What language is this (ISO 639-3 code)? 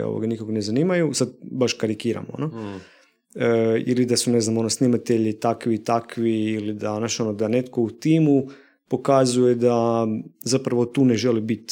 hrv